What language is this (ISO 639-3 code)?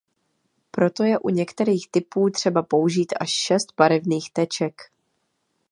ces